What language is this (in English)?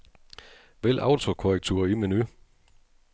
Danish